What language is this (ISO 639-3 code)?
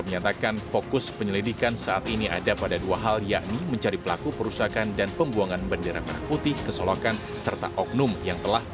ind